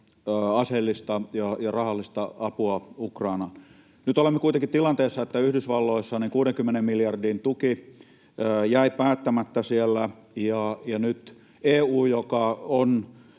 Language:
Finnish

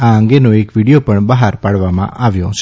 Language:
Gujarati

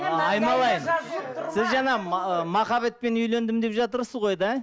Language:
Kazakh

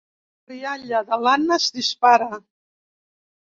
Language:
Catalan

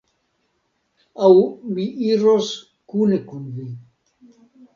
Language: Esperanto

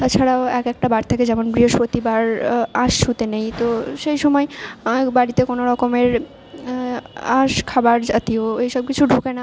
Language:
Bangla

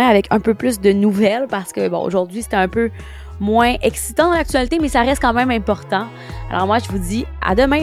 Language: French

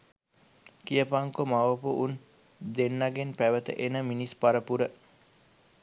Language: Sinhala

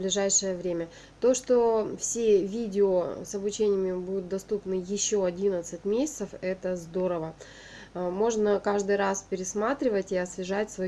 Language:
Russian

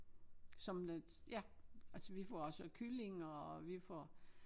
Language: Danish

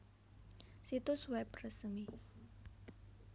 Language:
Javanese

